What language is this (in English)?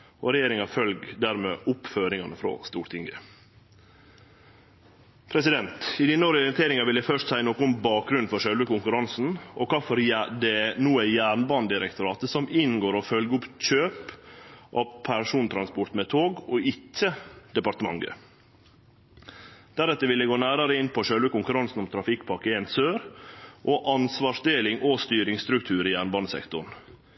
Norwegian Nynorsk